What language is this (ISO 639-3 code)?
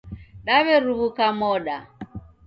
dav